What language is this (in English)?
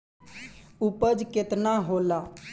Bhojpuri